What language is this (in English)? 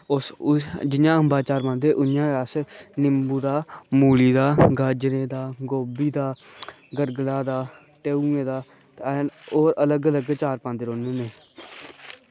Dogri